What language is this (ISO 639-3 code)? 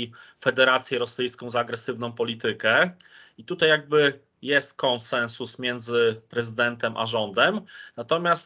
pol